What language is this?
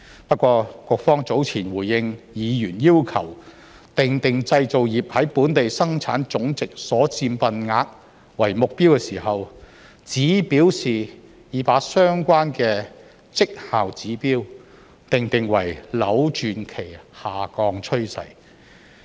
Cantonese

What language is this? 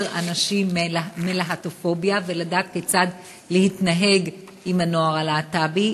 Hebrew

